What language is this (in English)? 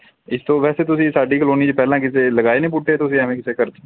Punjabi